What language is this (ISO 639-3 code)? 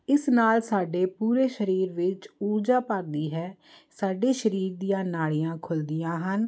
pan